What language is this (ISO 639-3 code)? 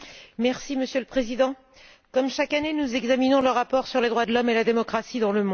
fra